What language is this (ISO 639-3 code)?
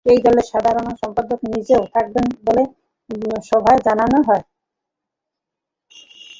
ben